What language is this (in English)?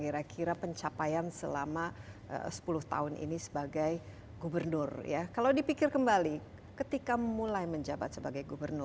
Indonesian